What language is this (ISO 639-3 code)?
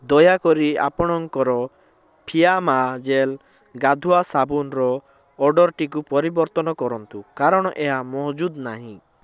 ori